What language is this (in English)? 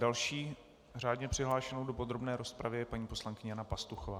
Czech